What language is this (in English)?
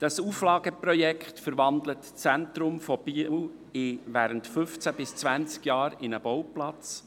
Swiss German